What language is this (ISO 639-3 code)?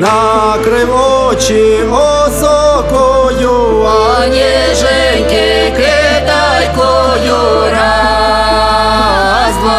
ukr